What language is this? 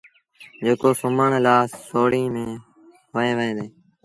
Sindhi Bhil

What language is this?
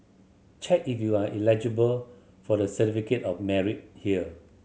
English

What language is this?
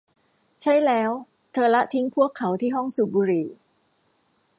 Thai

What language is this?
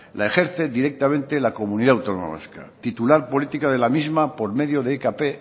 Spanish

